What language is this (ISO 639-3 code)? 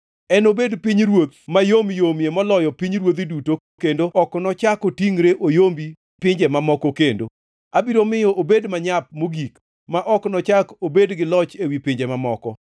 luo